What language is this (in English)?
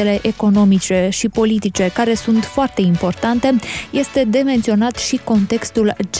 Romanian